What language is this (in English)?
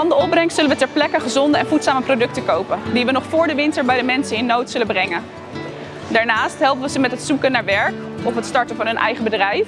Dutch